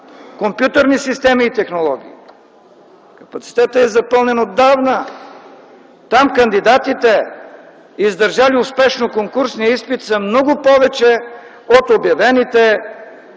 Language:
Bulgarian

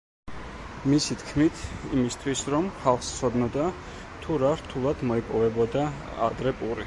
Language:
Georgian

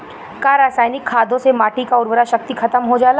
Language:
Bhojpuri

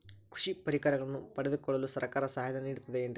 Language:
Kannada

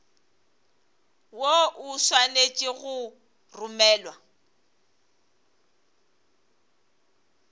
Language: Northern Sotho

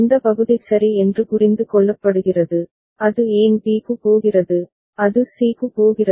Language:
Tamil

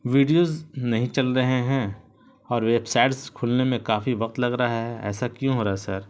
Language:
Urdu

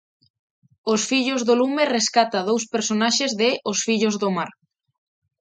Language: Galician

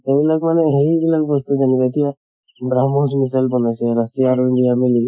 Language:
Assamese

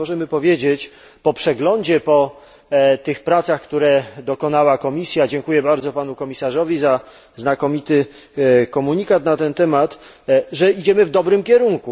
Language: Polish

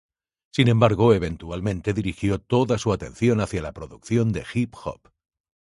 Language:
Spanish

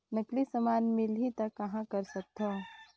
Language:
Chhattisgarhi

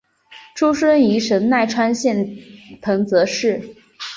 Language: Chinese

